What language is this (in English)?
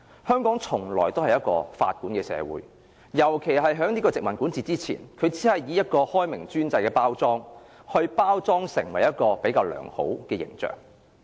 Cantonese